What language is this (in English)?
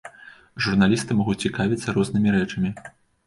Belarusian